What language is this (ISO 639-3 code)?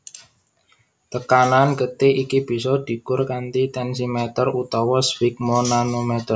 jav